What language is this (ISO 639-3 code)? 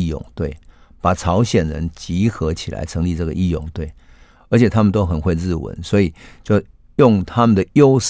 zho